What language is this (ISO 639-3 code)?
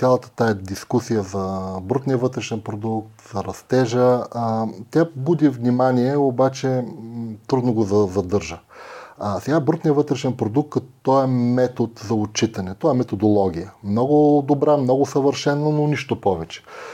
bul